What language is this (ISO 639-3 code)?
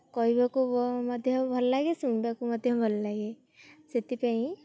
ori